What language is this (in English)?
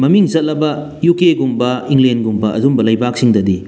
Manipuri